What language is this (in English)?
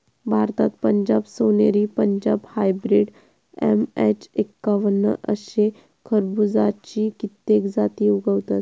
Marathi